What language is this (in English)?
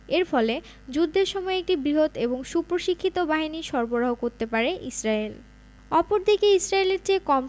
Bangla